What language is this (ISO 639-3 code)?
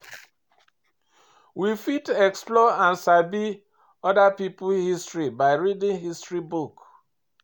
pcm